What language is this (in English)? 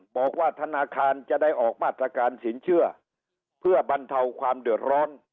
Thai